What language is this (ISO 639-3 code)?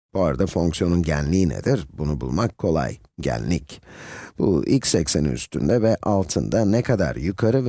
tur